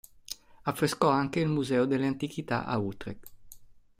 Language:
Italian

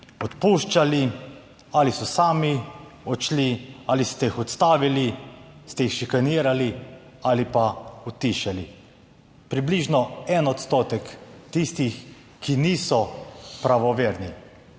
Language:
Slovenian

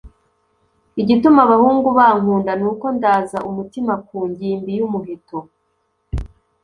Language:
Kinyarwanda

